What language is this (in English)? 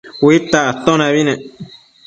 Matsés